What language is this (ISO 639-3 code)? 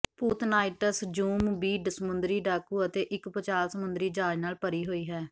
pan